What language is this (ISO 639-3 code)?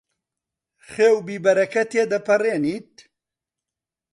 ckb